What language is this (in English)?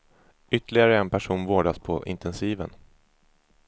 Swedish